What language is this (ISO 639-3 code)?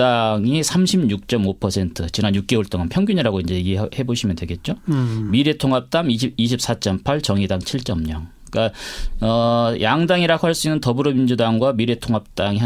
kor